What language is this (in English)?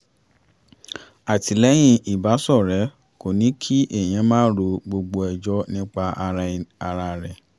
Yoruba